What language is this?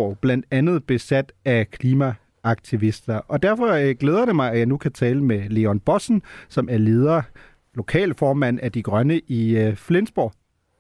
Danish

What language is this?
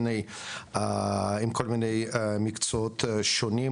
Hebrew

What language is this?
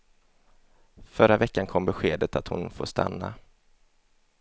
Swedish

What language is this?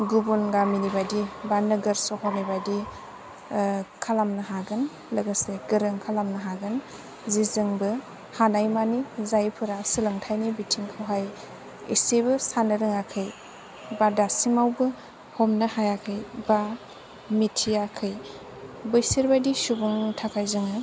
Bodo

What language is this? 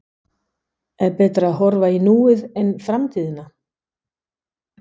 Icelandic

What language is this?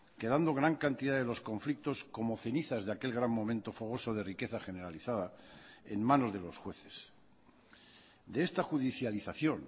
Spanish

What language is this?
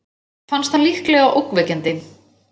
Icelandic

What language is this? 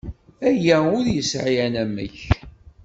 Kabyle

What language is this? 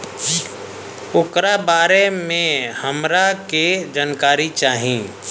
Bhojpuri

